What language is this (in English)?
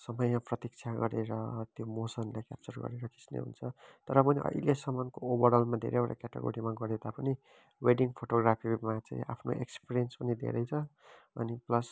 Nepali